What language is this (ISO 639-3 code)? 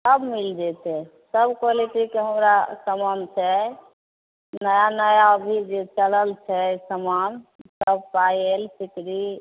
mai